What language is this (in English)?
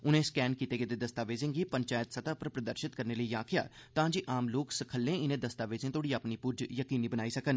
Dogri